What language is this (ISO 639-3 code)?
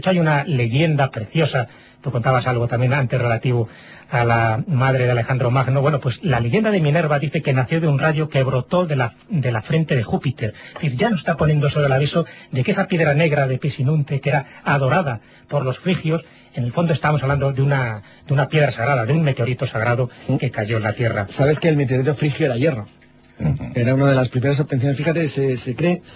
spa